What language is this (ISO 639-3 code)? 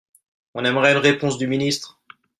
fra